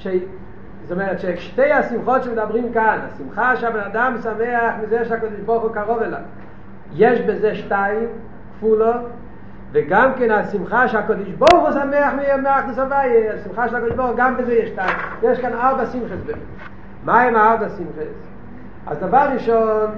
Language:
Hebrew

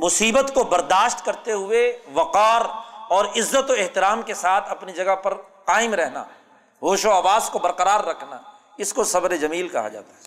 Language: Urdu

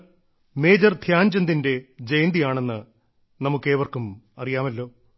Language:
Malayalam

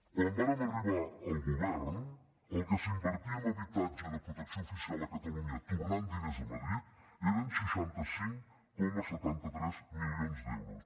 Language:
Catalan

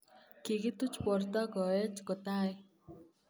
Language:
Kalenjin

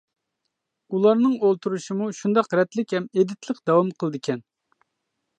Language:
Uyghur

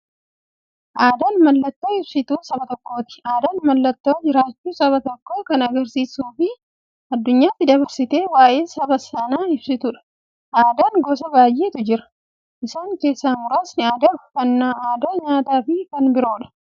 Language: Oromo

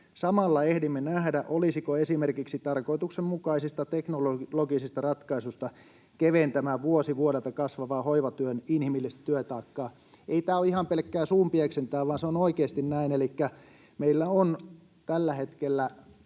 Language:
Finnish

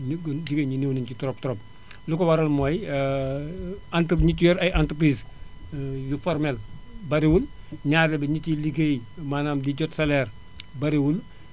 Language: Wolof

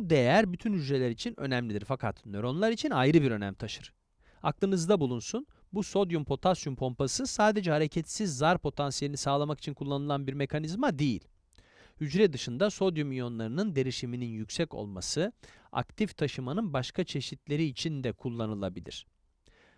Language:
Turkish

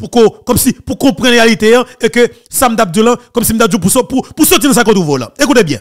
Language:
French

